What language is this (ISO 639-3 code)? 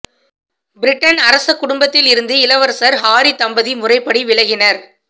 tam